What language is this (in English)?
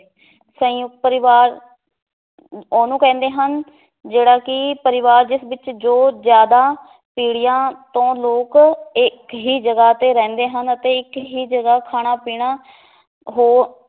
Punjabi